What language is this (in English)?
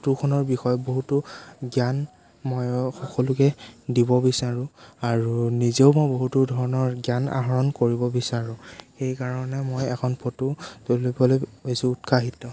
Assamese